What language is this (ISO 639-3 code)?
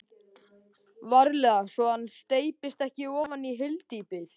isl